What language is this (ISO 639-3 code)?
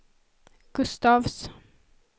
swe